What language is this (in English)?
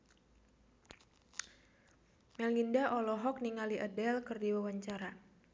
Sundanese